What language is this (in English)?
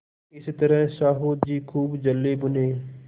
Hindi